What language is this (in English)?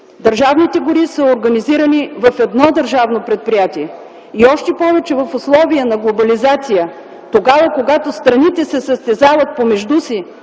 Bulgarian